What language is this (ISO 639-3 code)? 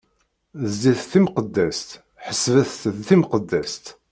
kab